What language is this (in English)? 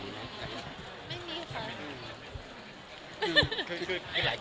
Thai